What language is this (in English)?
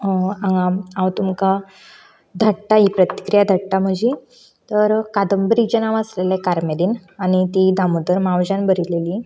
Konkani